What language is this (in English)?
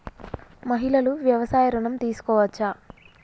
Telugu